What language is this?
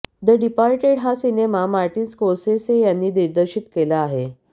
Marathi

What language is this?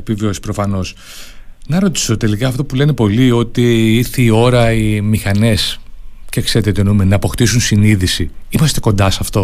Greek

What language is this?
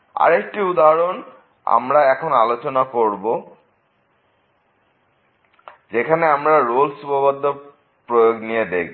Bangla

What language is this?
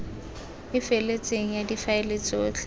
Tswana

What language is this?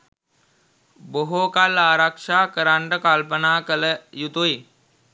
Sinhala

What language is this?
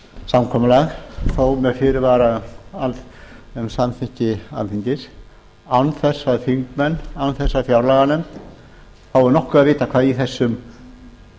Icelandic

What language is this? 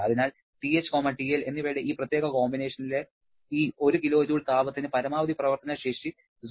Malayalam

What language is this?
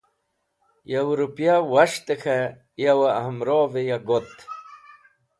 Wakhi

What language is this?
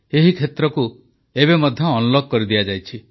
Odia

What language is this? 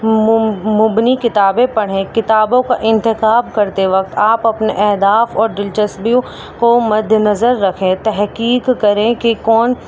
Urdu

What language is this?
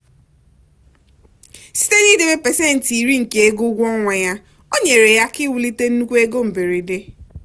Igbo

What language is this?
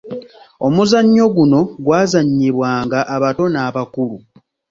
Ganda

